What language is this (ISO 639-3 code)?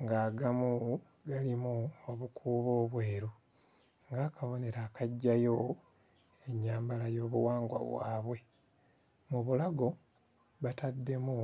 lug